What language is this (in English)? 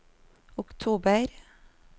Norwegian